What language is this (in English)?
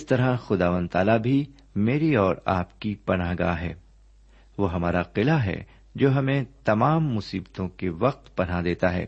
Urdu